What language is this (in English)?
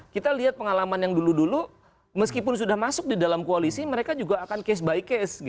Indonesian